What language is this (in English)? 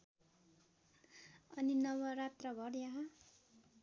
Nepali